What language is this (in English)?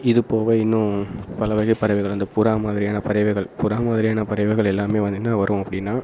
Tamil